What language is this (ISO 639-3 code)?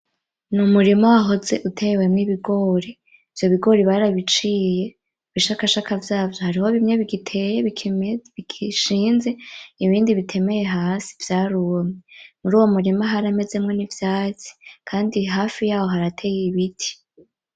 run